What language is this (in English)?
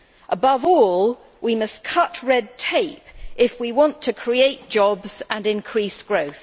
English